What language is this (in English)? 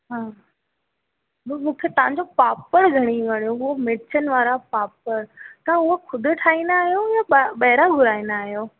Sindhi